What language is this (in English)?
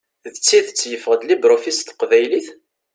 Kabyle